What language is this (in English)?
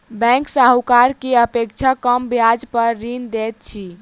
Maithili